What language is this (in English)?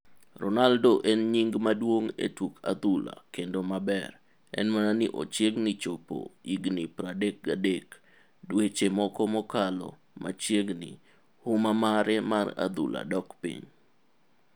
Luo (Kenya and Tanzania)